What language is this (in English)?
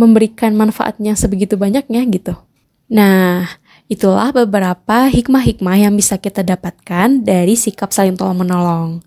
Indonesian